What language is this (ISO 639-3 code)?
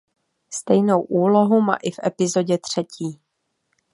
ces